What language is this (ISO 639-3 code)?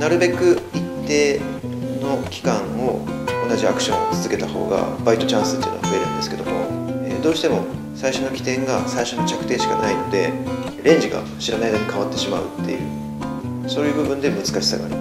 jpn